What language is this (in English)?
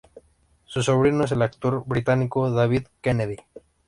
Spanish